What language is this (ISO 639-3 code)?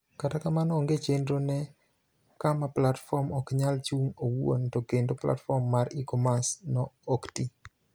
luo